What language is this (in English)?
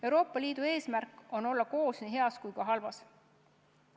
Estonian